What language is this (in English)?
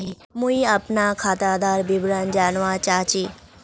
Magahi